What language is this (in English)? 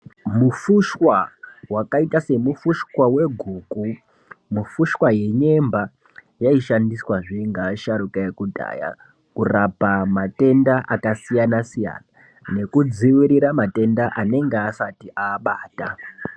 Ndau